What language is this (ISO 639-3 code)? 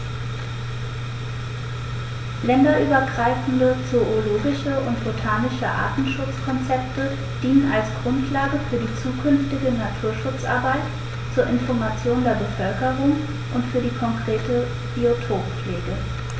deu